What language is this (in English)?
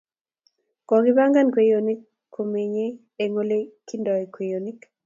Kalenjin